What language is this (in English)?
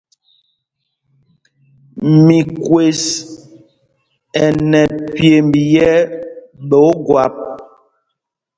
Mpumpong